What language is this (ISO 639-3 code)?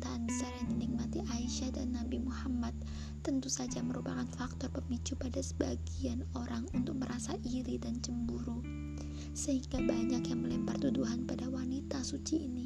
ind